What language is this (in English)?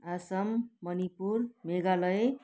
Nepali